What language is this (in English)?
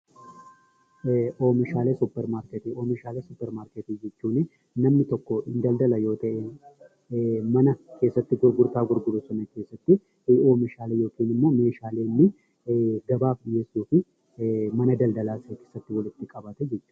Oromo